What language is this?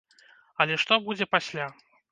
Belarusian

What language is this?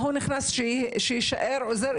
Hebrew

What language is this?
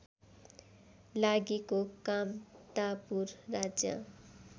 Nepali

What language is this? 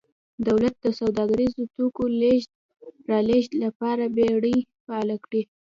Pashto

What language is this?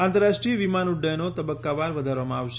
Gujarati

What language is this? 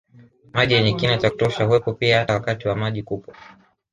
Swahili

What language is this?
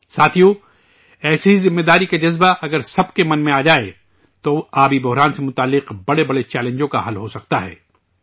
Urdu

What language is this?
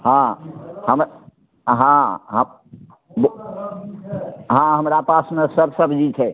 Maithili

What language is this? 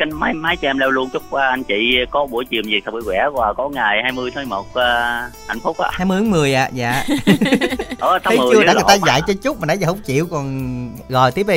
Vietnamese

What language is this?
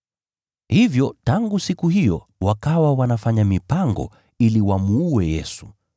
Swahili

